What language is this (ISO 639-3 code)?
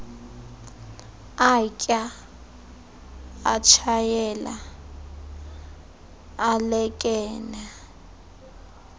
xho